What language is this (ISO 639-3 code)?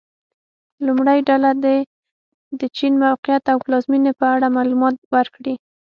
pus